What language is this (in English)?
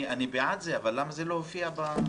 Hebrew